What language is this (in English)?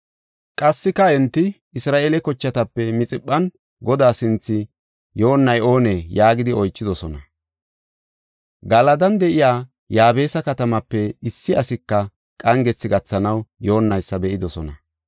Gofa